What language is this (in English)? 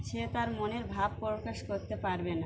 Bangla